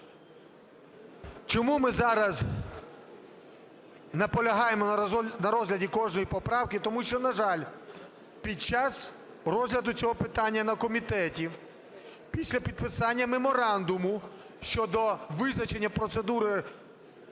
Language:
Ukrainian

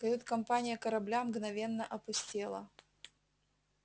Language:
Russian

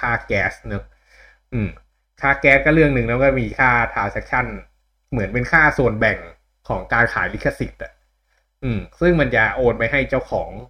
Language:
Thai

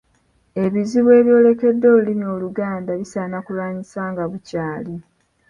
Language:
Ganda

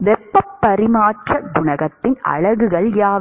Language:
Tamil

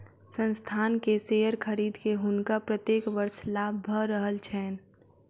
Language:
Maithili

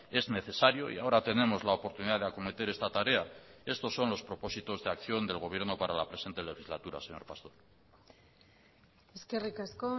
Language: Spanish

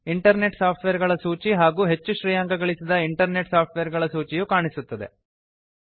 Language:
Kannada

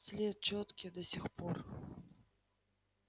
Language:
Russian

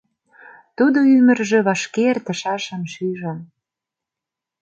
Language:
Mari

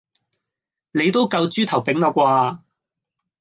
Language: Cantonese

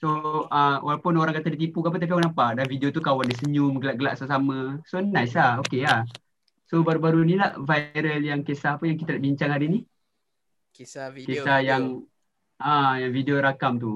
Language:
Malay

